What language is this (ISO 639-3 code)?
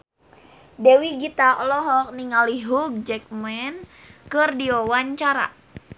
sun